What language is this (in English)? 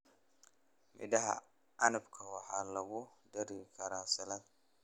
Somali